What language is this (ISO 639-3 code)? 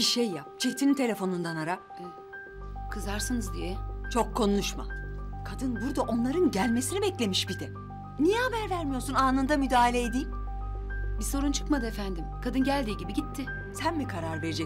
tur